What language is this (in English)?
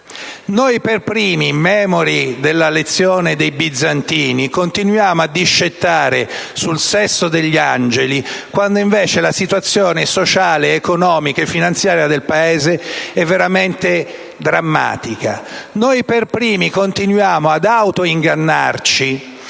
Italian